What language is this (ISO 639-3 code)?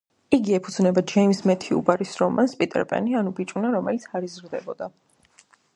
kat